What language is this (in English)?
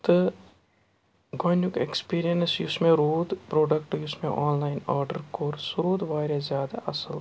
Kashmiri